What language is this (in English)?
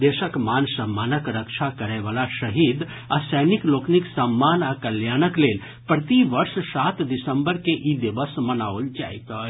Maithili